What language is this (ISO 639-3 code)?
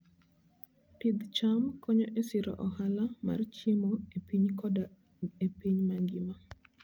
luo